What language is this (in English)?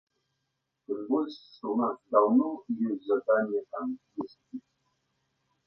Belarusian